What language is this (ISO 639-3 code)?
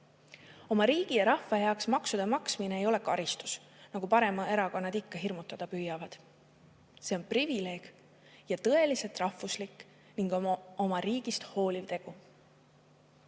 est